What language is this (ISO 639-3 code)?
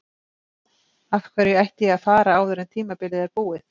isl